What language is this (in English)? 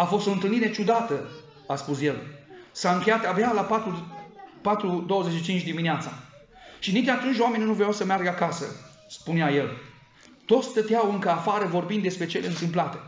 Romanian